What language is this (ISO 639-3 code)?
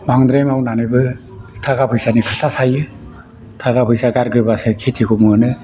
brx